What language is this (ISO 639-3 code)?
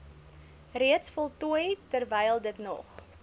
afr